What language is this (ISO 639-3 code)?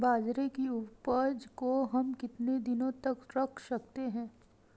hin